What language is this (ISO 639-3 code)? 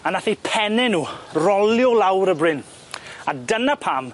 cym